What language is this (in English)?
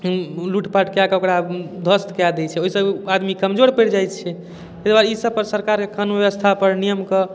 Maithili